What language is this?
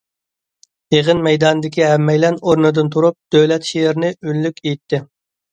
Uyghur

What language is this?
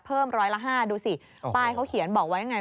Thai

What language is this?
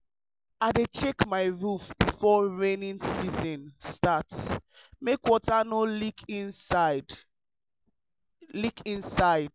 Nigerian Pidgin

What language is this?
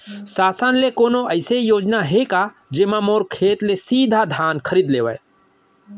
Chhattisgarhi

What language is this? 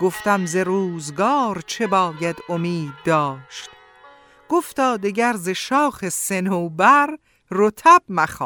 Persian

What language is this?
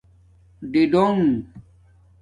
Domaaki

